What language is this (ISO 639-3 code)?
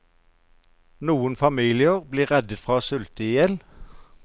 nor